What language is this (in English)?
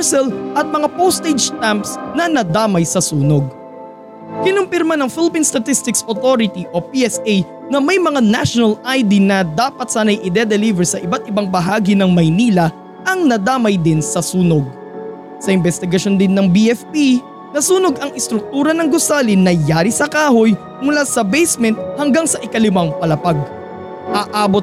Filipino